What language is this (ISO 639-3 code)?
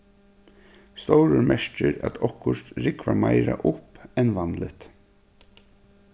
fao